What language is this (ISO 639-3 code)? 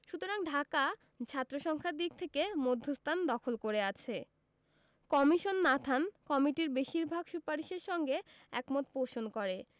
ben